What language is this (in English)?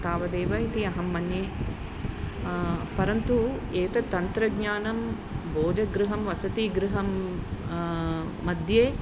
Sanskrit